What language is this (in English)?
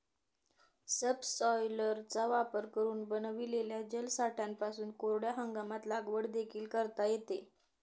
Marathi